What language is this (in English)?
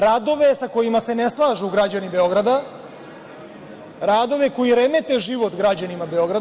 Serbian